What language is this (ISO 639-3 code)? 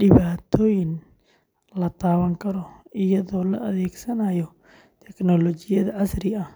som